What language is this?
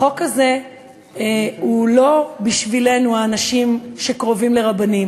Hebrew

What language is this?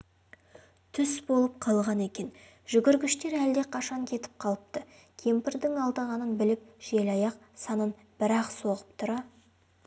Kazakh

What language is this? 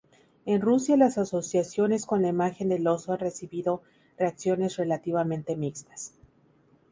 Spanish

